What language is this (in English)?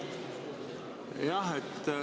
Estonian